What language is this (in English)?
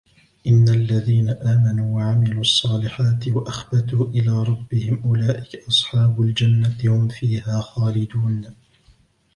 Arabic